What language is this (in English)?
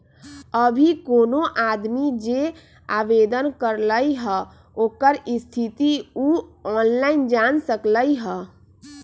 Magahi